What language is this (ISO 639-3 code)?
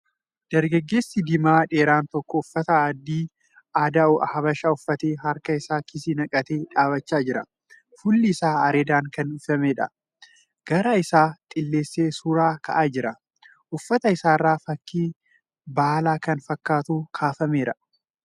orm